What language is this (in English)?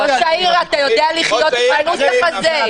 Hebrew